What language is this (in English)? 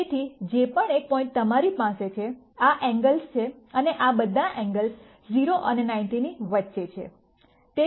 Gujarati